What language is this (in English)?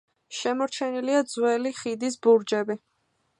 Georgian